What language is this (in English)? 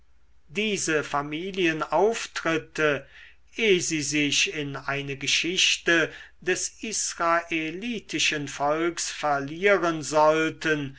German